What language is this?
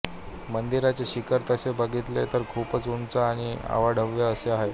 Marathi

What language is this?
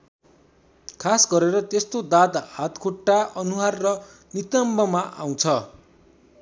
Nepali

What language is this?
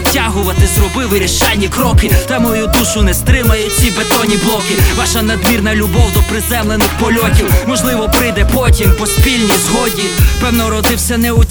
Ukrainian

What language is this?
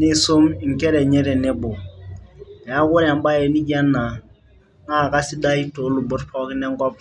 Masai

